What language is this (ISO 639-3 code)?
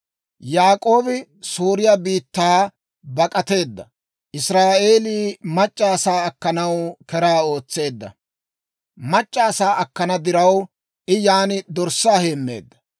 dwr